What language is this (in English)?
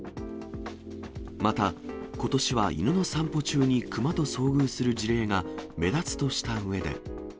Japanese